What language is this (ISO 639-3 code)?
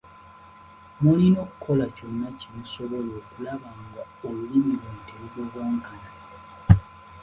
lug